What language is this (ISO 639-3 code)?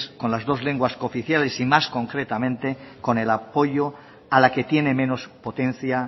spa